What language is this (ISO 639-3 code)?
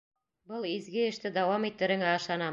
bak